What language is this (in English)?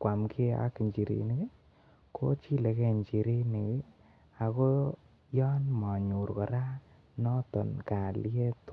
Kalenjin